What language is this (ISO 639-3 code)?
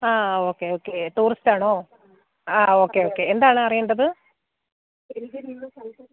mal